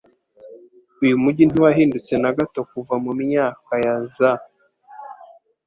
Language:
Kinyarwanda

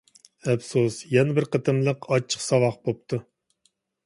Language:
Uyghur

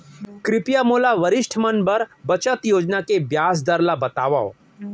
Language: Chhattisgarhi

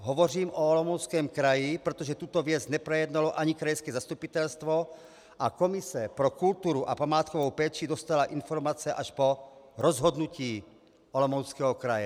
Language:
Czech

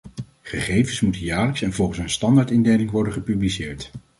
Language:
Dutch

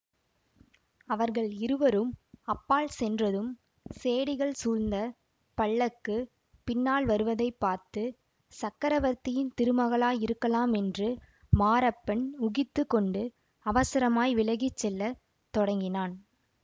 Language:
Tamil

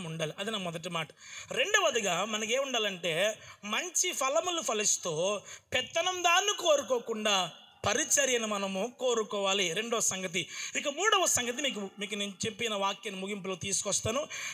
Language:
Indonesian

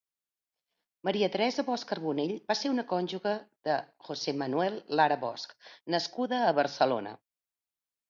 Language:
Catalan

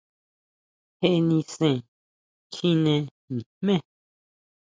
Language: Huautla Mazatec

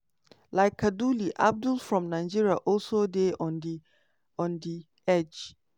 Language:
Nigerian Pidgin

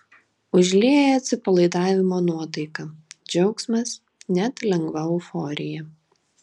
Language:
Lithuanian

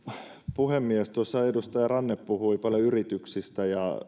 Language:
Finnish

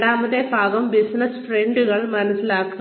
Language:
Malayalam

